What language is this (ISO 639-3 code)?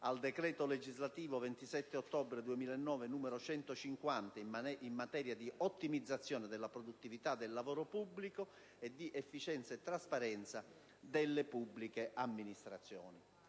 ita